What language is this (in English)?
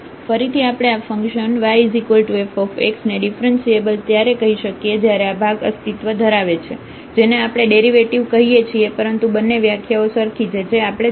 Gujarati